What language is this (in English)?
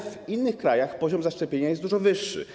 Polish